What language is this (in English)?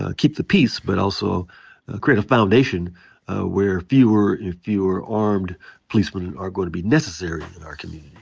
English